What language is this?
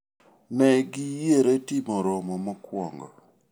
Luo (Kenya and Tanzania)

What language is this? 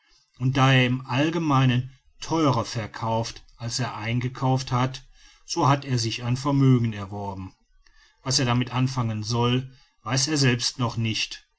German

